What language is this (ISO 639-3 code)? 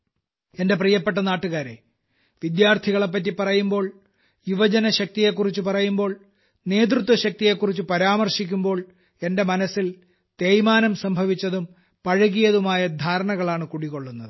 mal